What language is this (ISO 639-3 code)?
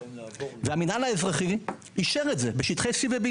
heb